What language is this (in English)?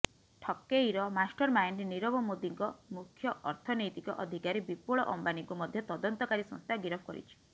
Odia